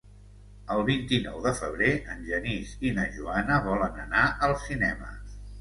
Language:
Catalan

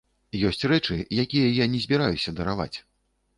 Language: Belarusian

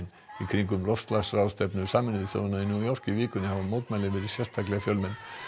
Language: Icelandic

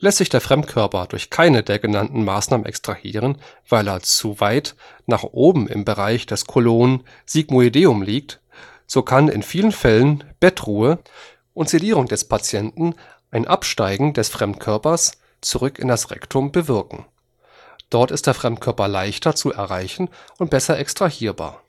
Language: German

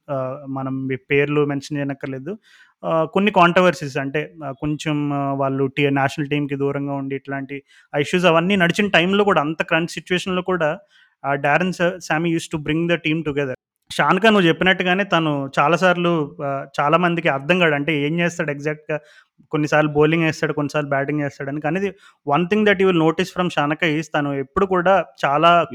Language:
Telugu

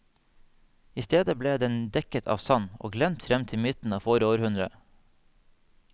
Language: Norwegian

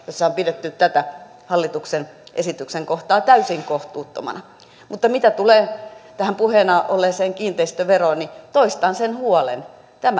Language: Finnish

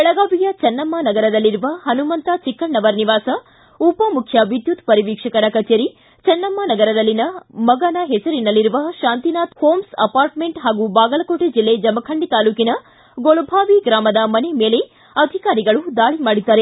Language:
Kannada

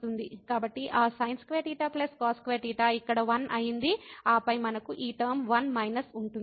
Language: Telugu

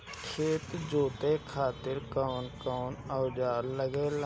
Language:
Bhojpuri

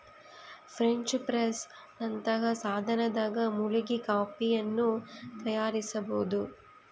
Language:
Kannada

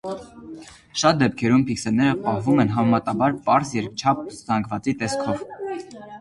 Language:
Armenian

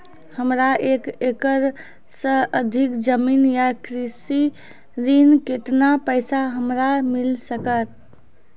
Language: Maithili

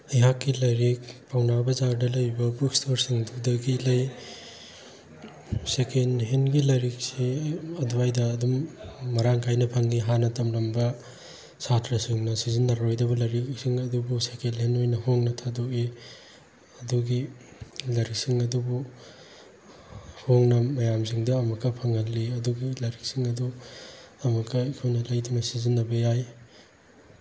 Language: Manipuri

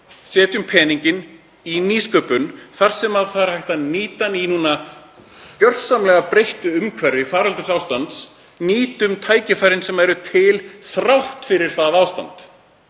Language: Icelandic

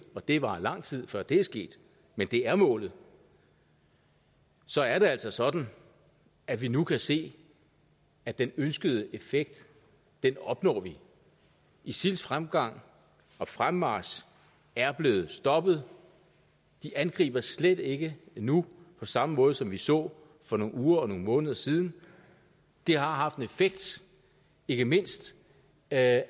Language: Danish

